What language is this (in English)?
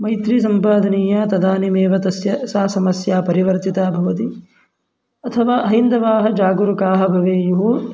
Sanskrit